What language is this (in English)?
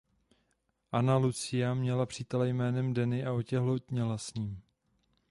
Czech